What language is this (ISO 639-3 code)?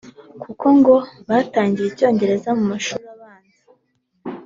kin